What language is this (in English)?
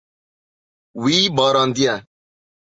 Kurdish